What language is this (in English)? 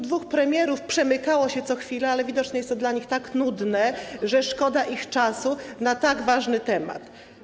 Polish